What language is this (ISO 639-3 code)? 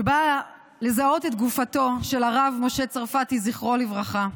heb